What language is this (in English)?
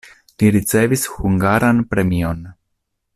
Esperanto